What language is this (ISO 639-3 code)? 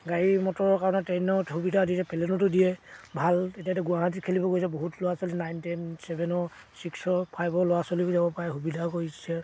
asm